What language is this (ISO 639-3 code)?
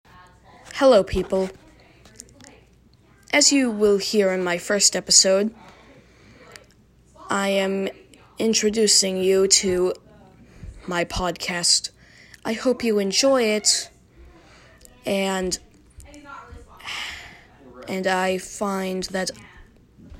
eng